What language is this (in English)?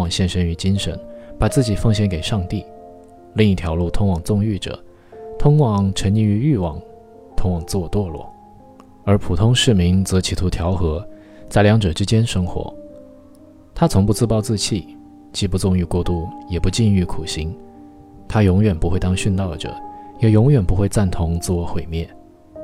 Chinese